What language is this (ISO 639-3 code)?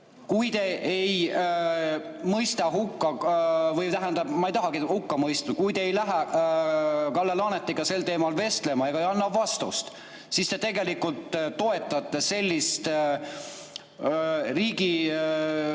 est